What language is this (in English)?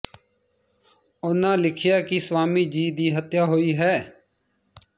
Punjabi